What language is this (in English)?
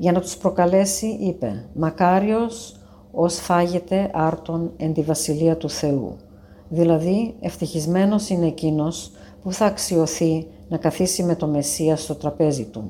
Greek